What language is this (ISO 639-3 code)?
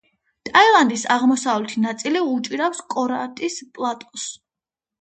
kat